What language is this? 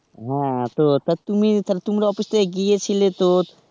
Bangla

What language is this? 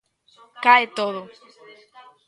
Galician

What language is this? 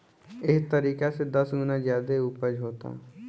Bhojpuri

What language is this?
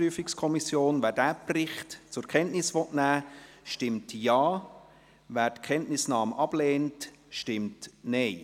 Swiss German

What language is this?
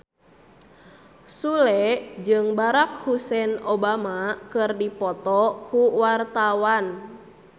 Sundanese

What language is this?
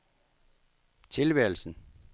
Danish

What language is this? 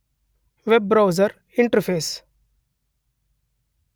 Kannada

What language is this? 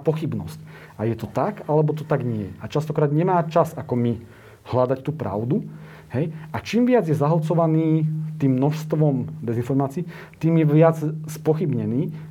Slovak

